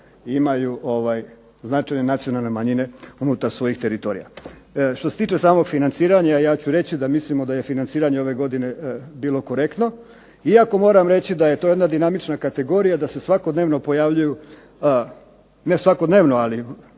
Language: Croatian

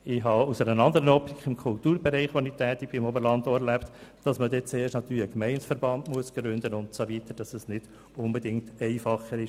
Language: Swiss German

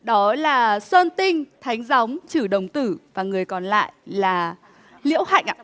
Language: Vietnamese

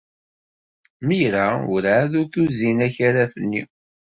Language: Kabyle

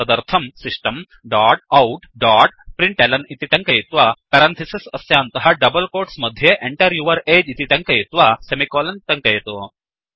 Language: Sanskrit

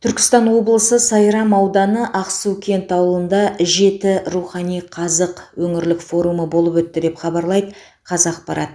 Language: Kazakh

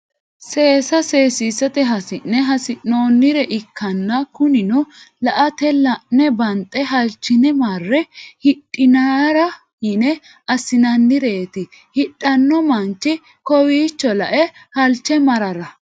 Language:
Sidamo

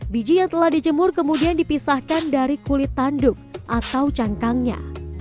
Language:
Indonesian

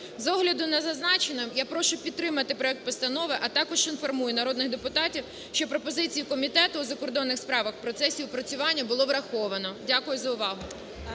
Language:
Ukrainian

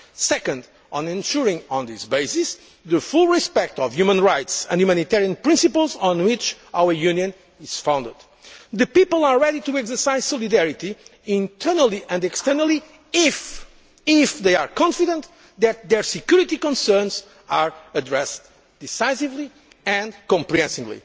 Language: English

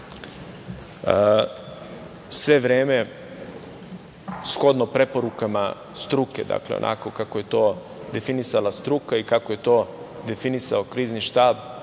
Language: Serbian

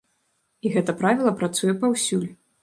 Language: Belarusian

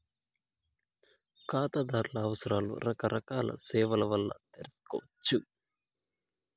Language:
Telugu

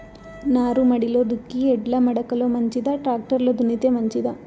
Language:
Telugu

